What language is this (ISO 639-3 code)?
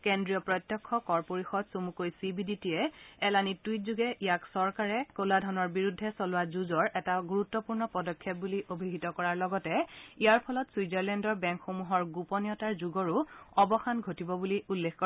asm